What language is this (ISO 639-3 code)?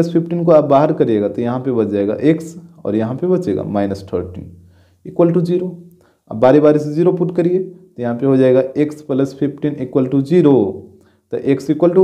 hin